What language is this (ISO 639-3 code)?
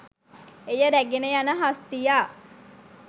sin